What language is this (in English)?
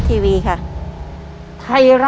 Thai